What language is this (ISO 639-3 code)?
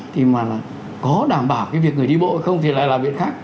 vie